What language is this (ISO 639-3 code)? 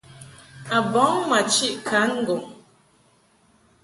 mhk